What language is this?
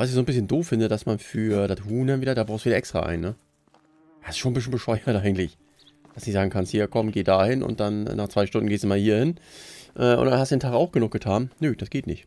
German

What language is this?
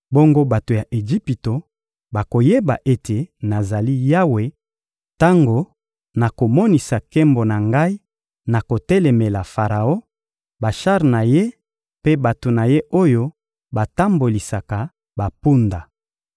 Lingala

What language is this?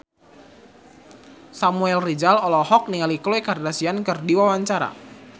Sundanese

